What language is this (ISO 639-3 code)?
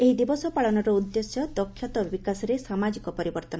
ori